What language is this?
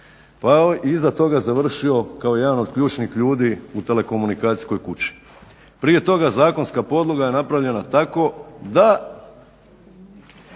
Croatian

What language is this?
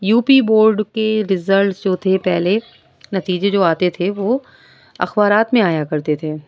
Urdu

